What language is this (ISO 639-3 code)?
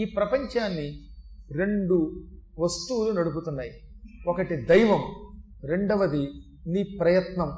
tel